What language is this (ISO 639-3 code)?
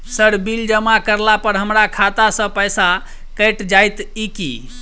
mai